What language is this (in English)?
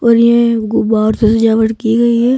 Hindi